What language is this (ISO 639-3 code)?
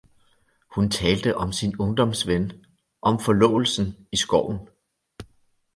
dan